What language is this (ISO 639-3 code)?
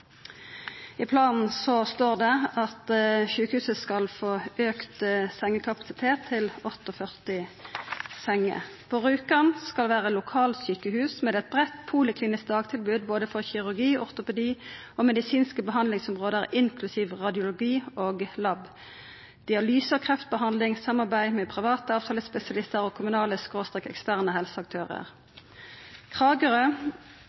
nno